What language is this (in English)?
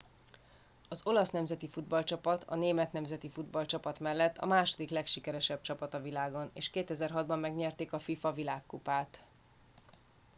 Hungarian